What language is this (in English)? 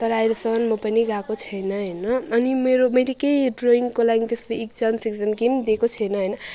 Nepali